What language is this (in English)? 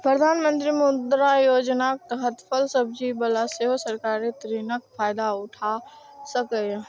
Maithili